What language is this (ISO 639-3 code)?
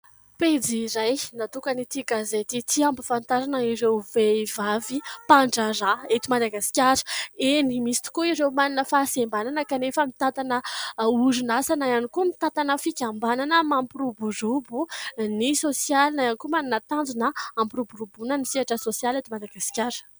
mlg